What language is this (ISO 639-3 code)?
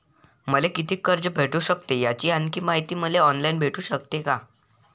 mar